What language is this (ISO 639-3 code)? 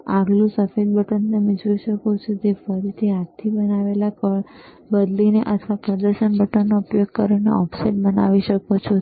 guj